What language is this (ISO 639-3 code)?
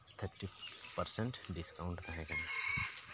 sat